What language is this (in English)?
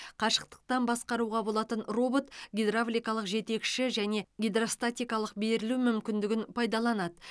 Kazakh